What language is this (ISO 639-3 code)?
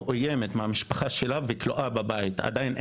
heb